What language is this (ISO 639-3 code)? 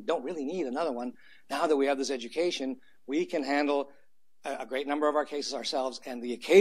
eng